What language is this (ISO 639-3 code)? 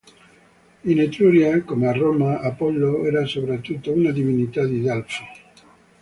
ita